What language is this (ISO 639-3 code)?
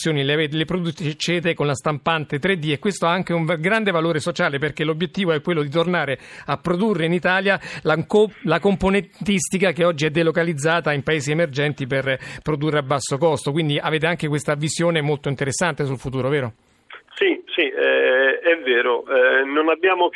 ita